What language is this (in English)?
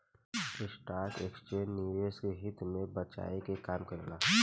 Bhojpuri